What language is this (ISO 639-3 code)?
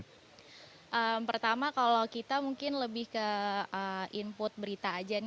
ind